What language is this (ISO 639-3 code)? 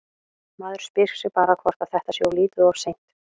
isl